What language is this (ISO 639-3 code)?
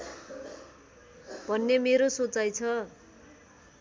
nep